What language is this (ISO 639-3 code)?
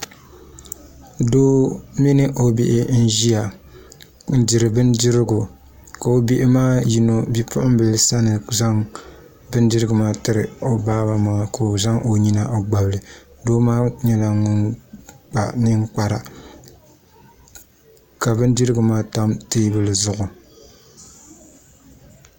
dag